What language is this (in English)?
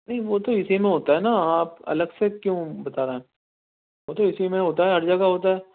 Urdu